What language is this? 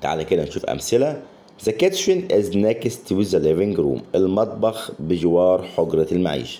Arabic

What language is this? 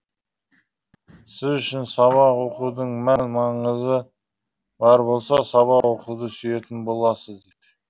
Kazakh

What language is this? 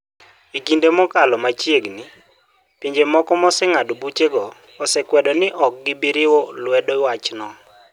Luo (Kenya and Tanzania)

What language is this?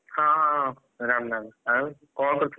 Odia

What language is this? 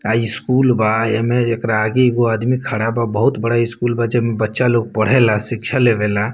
Bhojpuri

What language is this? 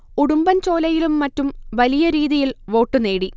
Malayalam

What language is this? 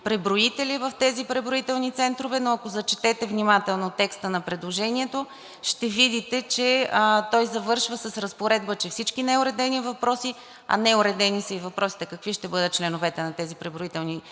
Bulgarian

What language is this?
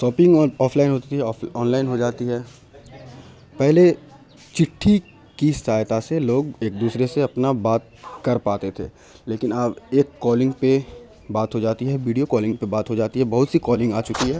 Urdu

